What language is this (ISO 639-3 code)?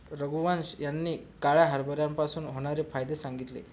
mar